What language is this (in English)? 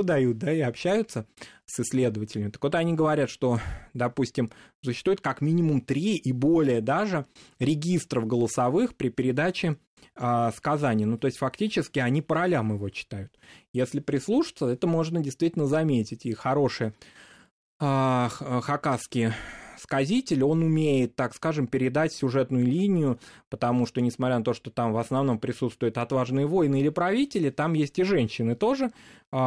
Russian